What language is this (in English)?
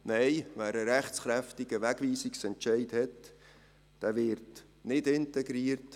Swiss German